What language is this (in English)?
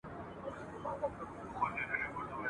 Pashto